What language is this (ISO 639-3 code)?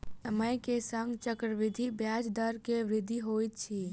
mai